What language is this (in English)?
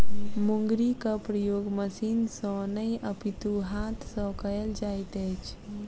Maithili